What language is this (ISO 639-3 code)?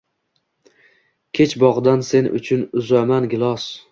uzb